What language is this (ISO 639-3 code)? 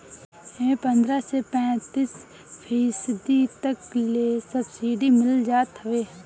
bho